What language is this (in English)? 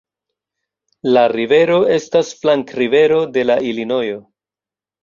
Esperanto